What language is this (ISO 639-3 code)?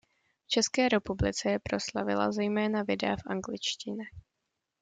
ces